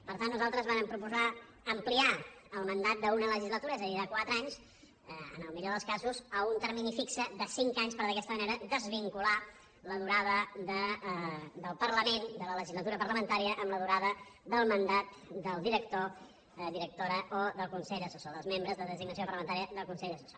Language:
Catalan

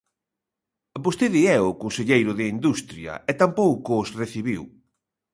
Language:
Galician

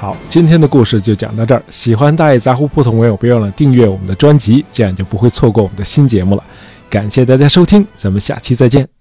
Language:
Chinese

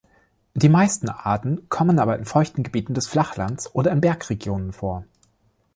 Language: German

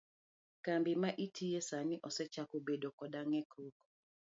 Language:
Luo (Kenya and Tanzania)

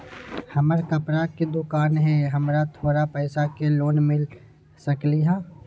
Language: Magahi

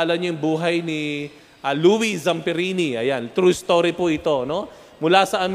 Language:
Filipino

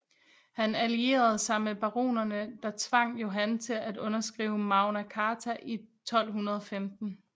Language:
Danish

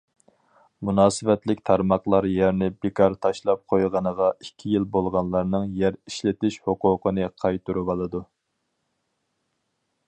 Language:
Uyghur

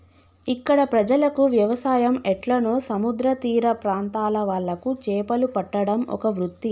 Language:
Telugu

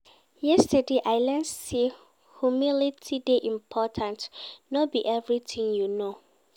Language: Nigerian Pidgin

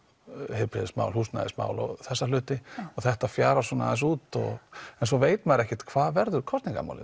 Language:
Icelandic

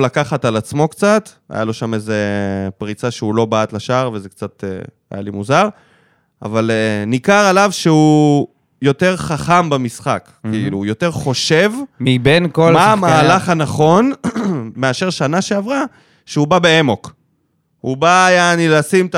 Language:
Hebrew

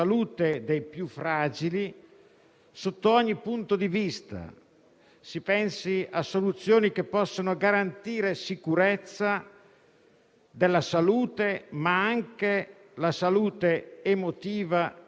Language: Italian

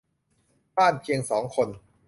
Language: Thai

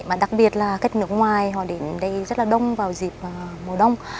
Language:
Vietnamese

